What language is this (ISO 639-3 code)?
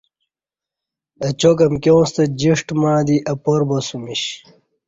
bsh